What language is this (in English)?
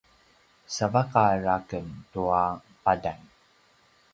Paiwan